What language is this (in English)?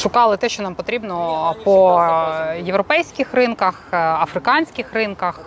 Ukrainian